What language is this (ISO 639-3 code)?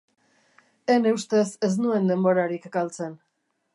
eus